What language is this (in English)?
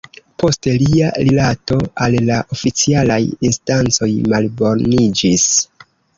Esperanto